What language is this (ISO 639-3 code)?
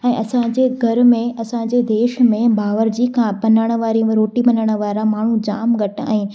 snd